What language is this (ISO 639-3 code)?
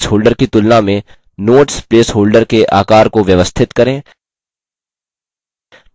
hin